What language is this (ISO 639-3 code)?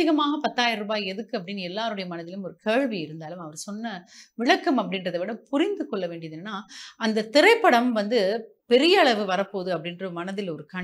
tam